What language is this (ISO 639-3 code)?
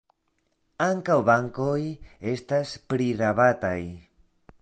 epo